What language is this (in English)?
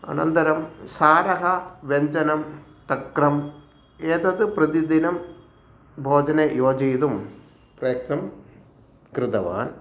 Sanskrit